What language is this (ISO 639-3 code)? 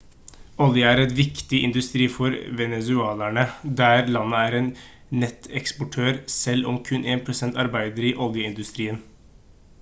nob